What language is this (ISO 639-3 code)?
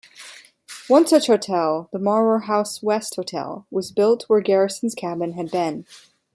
eng